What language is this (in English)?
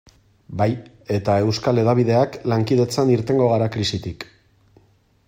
Basque